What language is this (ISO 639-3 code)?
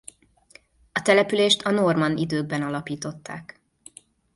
hun